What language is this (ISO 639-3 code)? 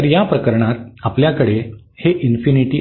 mar